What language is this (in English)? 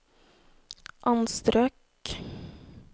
Norwegian